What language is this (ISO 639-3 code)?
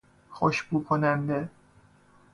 fas